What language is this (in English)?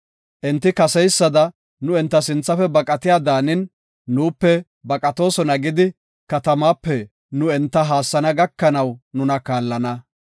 Gofa